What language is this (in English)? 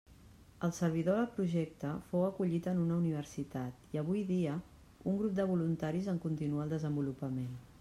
Catalan